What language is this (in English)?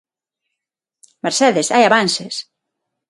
Galician